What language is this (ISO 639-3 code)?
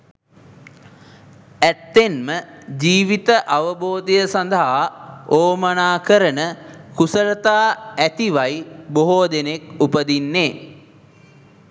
sin